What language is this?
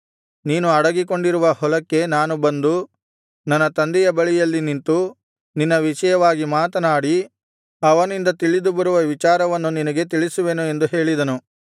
Kannada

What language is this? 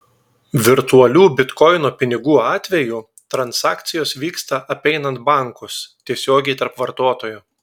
Lithuanian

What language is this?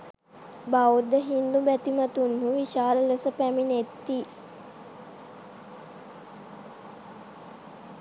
Sinhala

